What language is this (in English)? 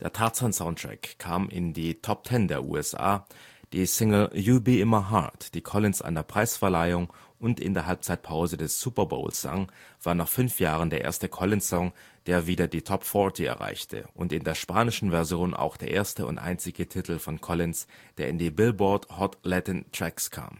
German